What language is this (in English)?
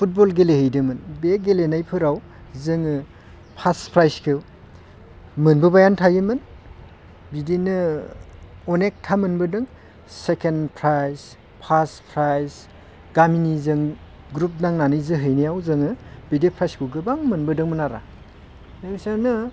Bodo